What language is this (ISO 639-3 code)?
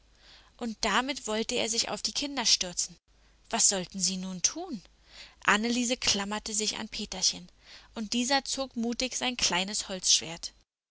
deu